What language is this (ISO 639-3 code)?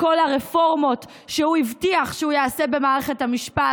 heb